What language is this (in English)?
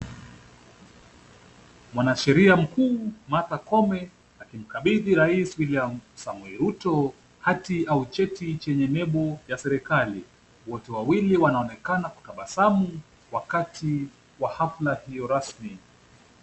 Swahili